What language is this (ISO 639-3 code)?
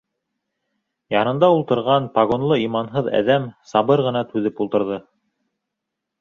bak